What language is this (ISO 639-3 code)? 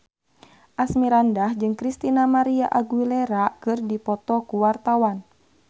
sun